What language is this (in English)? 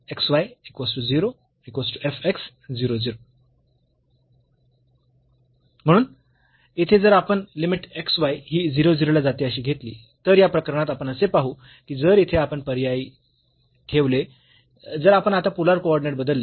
Marathi